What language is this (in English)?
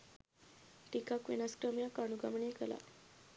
Sinhala